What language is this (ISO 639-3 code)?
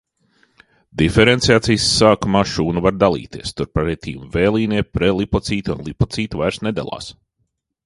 lav